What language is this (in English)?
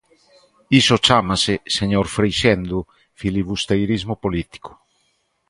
Galician